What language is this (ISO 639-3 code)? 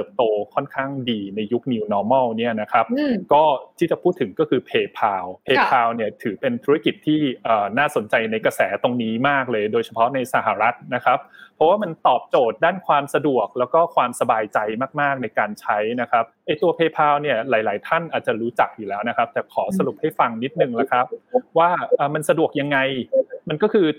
tha